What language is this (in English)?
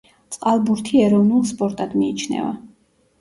Georgian